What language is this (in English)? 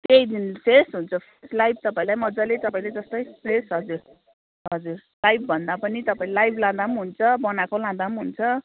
Nepali